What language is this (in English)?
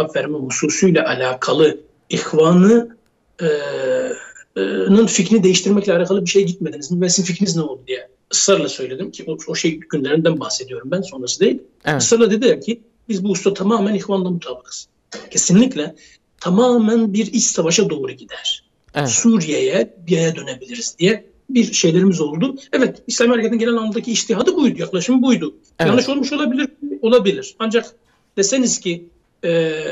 Turkish